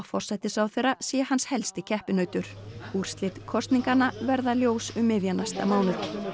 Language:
Icelandic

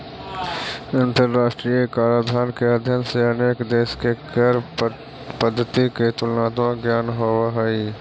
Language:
Magahi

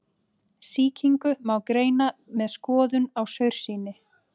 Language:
Icelandic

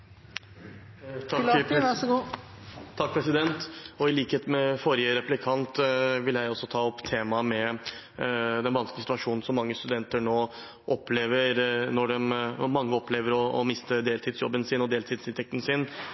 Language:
Norwegian Bokmål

